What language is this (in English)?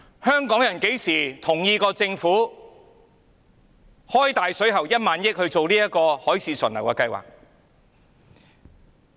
Cantonese